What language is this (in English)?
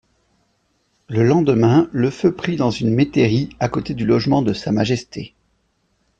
French